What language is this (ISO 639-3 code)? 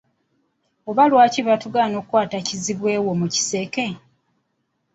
lug